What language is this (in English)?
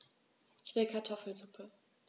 German